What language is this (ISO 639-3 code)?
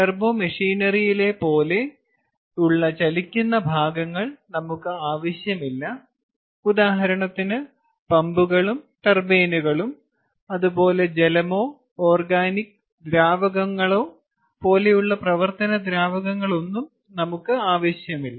mal